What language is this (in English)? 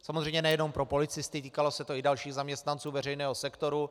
Czech